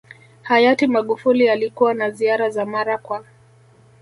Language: Swahili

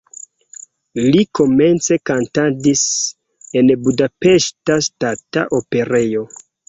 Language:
Esperanto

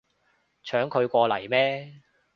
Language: Cantonese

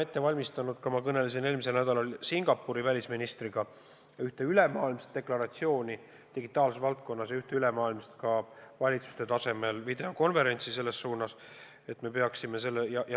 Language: Estonian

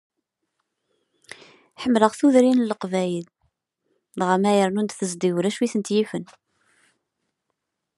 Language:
Kabyle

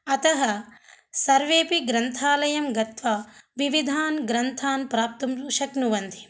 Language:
Sanskrit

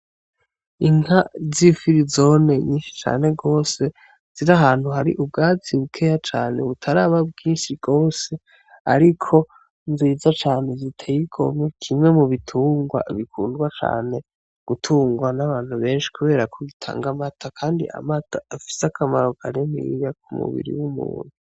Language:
Rundi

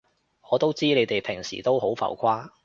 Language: Cantonese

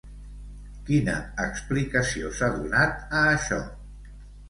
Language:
Catalan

